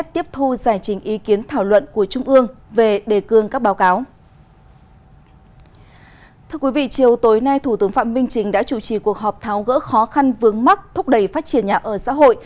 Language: Vietnamese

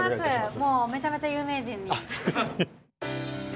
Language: Japanese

